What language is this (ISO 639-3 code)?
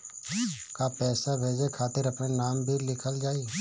bho